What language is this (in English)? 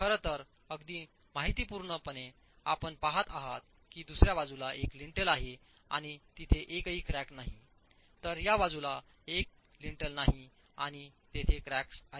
Marathi